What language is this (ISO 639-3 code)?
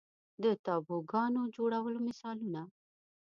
pus